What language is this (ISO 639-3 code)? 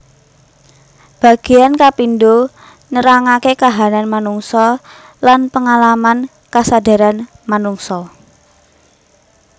jav